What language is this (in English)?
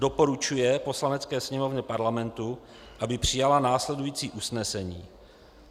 Czech